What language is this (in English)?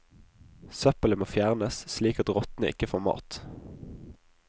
Norwegian